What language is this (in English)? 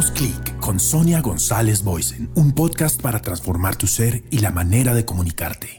Spanish